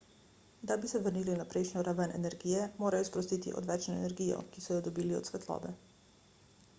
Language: Slovenian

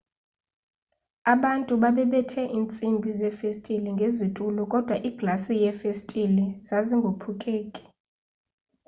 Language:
Xhosa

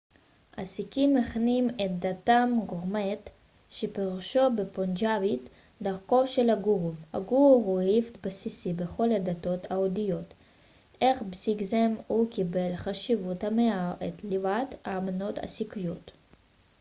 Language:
Hebrew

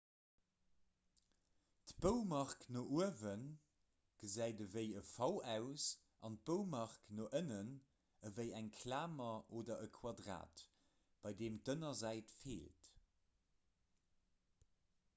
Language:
Luxembourgish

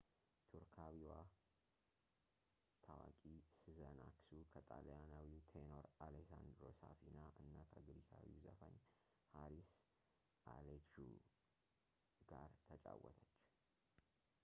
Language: Amharic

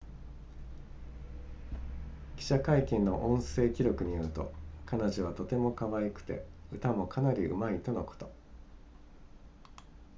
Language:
Japanese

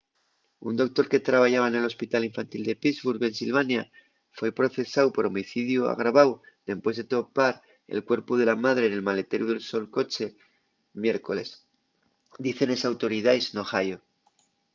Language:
Asturian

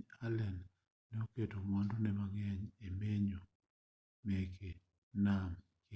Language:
Luo (Kenya and Tanzania)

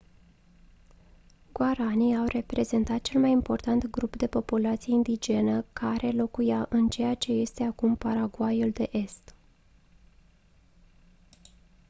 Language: Romanian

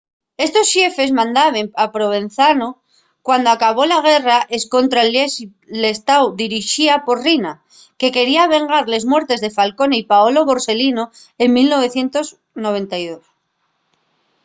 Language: Asturian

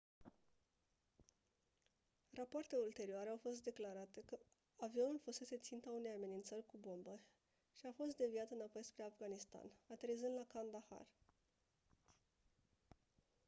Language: Romanian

